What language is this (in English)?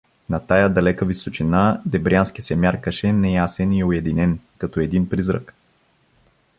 Bulgarian